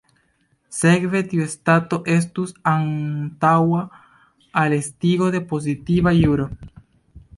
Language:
Esperanto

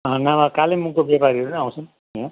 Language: Nepali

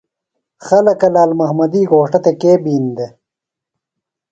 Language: Phalura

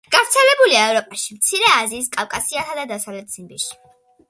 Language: Georgian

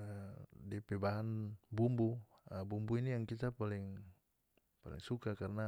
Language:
North Moluccan Malay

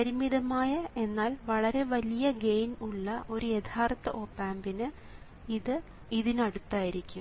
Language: Malayalam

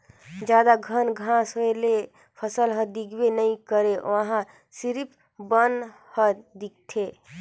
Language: Chhattisgarhi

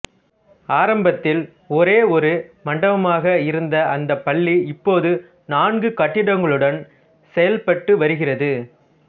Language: Tamil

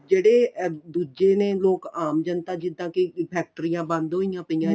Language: Punjabi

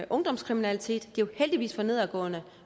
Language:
Danish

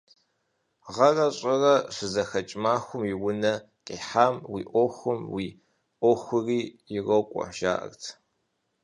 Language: Kabardian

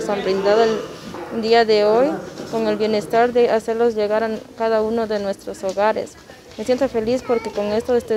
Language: Spanish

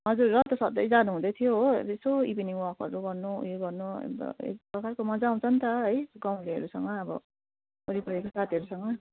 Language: Nepali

